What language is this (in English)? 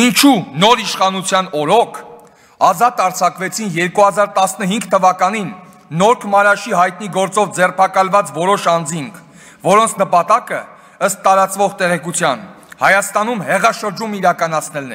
Romanian